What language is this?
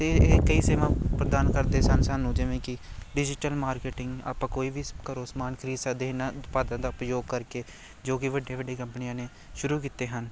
Punjabi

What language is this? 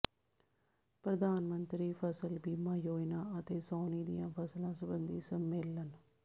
Punjabi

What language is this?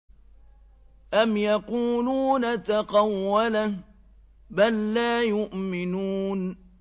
Arabic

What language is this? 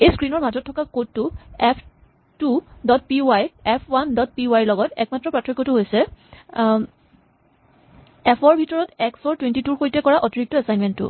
Assamese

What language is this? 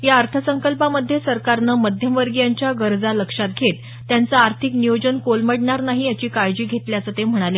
Marathi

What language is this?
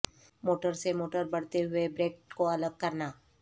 Urdu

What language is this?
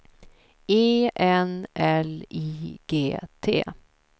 Swedish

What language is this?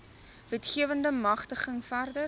Afrikaans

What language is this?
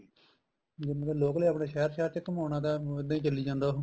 Punjabi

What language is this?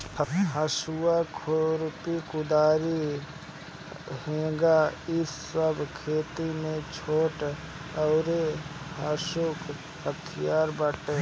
Bhojpuri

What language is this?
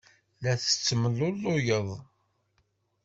Kabyle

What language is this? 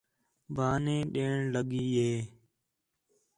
Khetrani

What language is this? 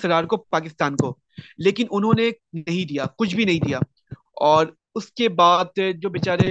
Urdu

